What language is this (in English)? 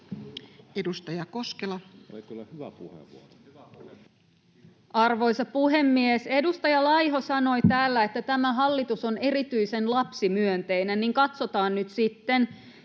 Finnish